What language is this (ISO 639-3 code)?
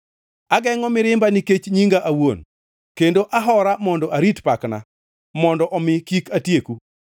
luo